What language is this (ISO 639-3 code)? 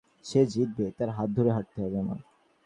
ben